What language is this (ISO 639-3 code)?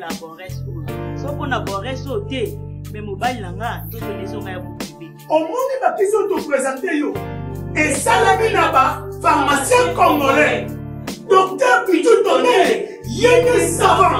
fra